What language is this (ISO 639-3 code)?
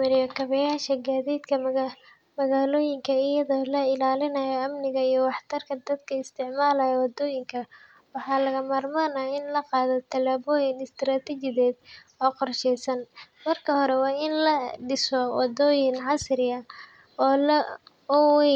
som